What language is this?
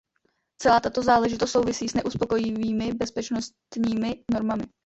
Czech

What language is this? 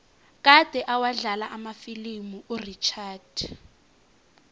South Ndebele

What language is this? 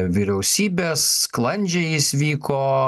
Lithuanian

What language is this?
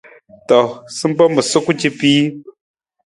Nawdm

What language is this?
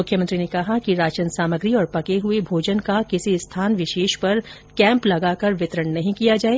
Hindi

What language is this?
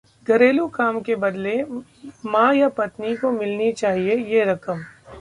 Hindi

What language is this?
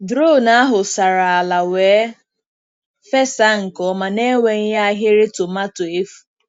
Igbo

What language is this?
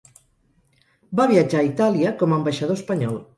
Catalan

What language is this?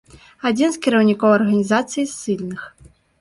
Belarusian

